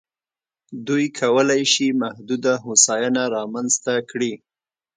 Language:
Pashto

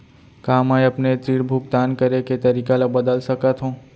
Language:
Chhattisgarhi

